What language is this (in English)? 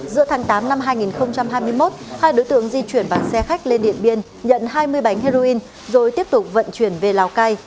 Vietnamese